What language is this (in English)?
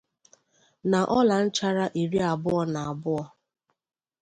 Igbo